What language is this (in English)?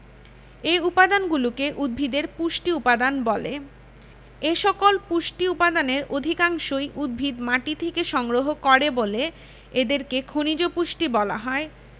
Bangla